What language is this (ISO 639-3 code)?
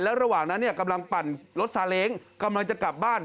tha